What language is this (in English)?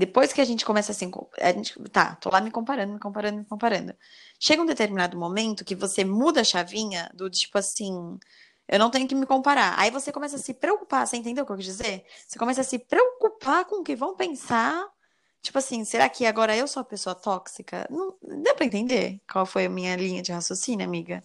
Portuguese